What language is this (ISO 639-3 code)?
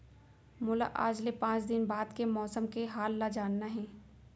hne